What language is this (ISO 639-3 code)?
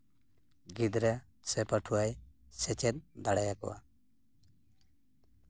sat